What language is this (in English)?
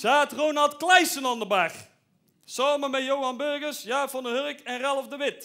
Dutch